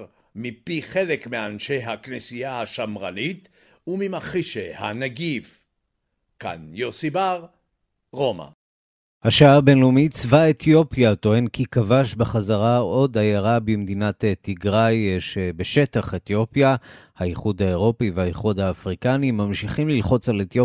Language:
Hebrew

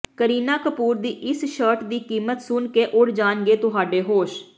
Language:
Punjabi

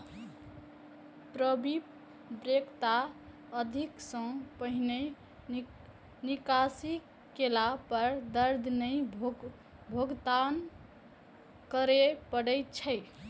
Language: Maithili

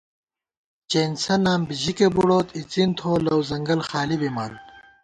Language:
Gawar-Bati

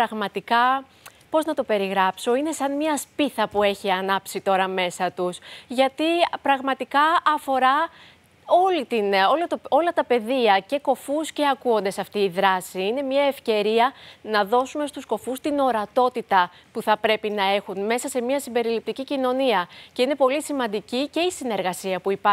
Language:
Greek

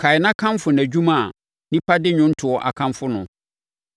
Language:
Akan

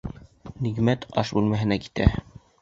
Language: Bashkir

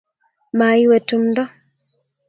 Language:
Kalenjin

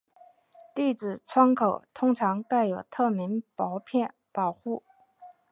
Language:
Chinese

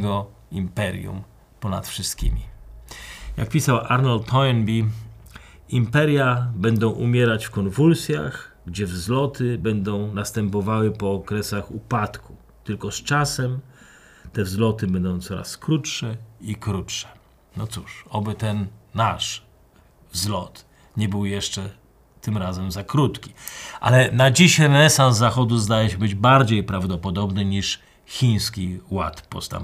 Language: Polish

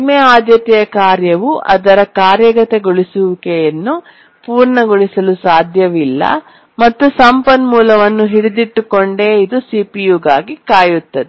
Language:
Kannada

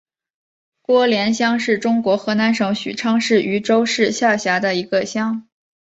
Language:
Chinese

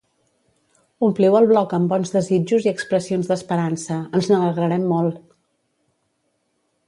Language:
Catalan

